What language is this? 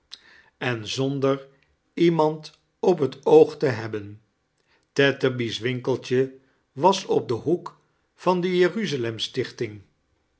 Dutch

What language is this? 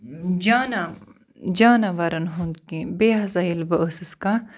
Kashmiri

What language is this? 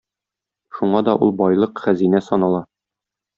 Tatar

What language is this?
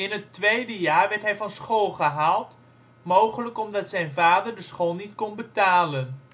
Dutch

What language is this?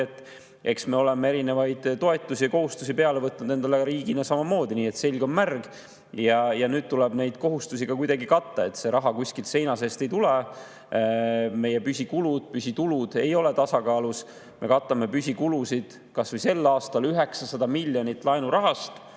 Estonian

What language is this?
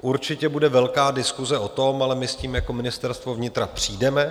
Czech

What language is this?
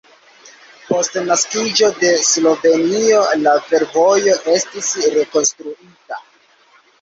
Esperanto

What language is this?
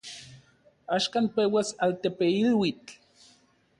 Central Puebla Nahuatl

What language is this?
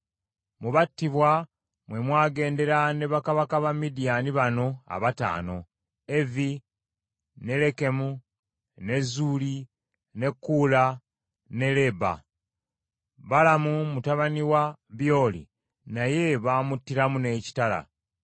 Ganda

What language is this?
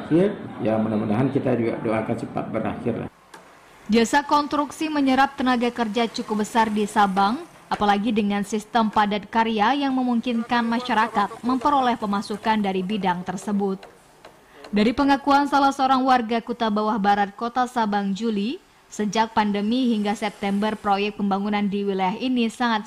Indonesian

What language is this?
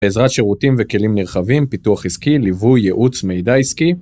Hebrew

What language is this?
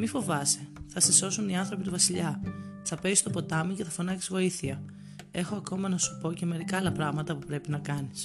Greek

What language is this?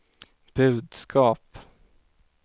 Swedish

